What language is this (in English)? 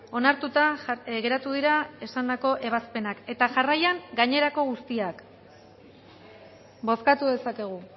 Basque